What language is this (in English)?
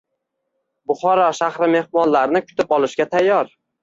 Uzbek